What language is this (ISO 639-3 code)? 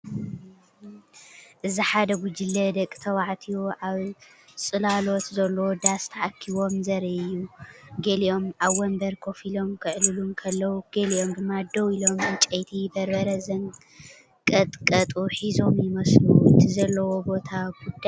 tir